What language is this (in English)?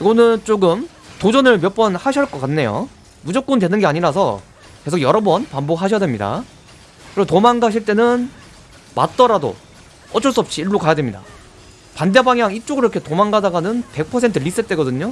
Korean